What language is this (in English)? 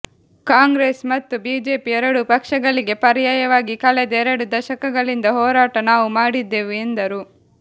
Kannada